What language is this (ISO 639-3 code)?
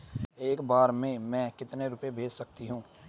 hin